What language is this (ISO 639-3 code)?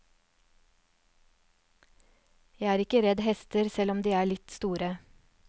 nor